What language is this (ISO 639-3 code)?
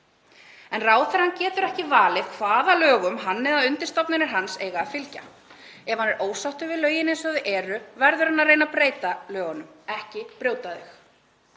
isl